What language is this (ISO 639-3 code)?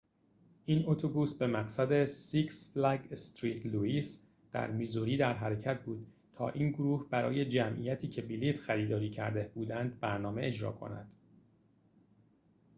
fas